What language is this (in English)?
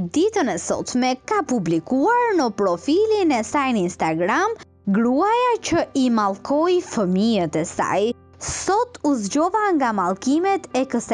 Romanian